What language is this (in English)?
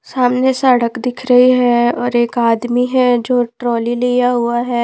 Hindi